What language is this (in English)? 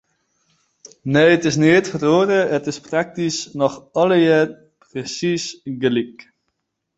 Western Frisian